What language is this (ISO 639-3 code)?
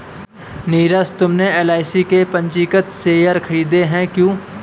hin